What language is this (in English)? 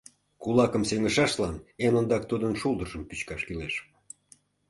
Mari